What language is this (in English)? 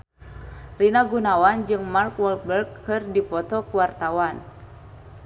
Sundanese